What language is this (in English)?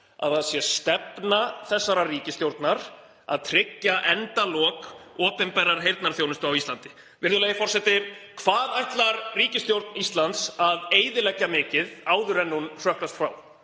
Icelandic